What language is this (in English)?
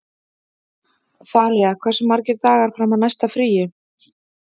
Icelandic